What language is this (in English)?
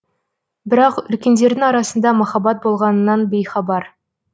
Kazakh